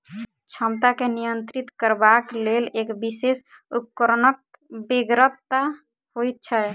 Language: Maithili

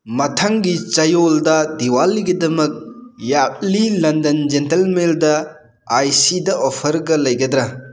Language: Manipuri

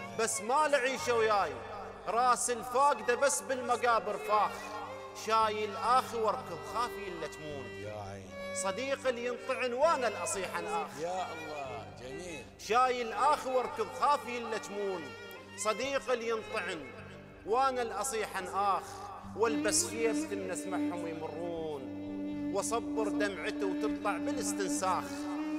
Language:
Arabic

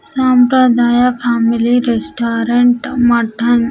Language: Telugu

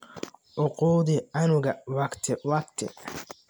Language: Somali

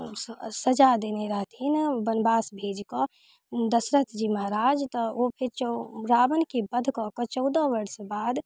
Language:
Maithili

